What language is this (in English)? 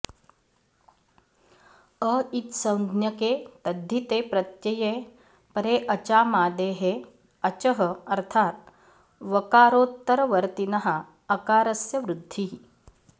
Sanskrit